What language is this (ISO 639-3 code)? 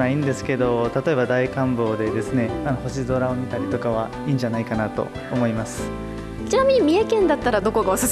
jpn